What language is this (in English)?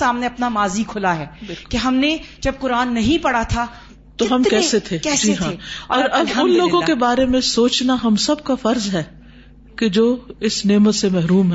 Urdu